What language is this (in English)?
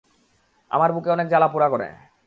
Bangla